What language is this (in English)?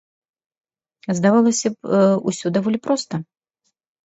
Belarusian